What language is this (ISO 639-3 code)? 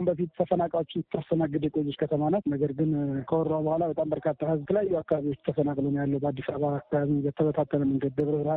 amh